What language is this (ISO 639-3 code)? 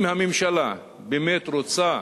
heb